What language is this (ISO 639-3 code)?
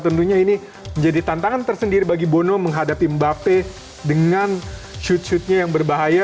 ind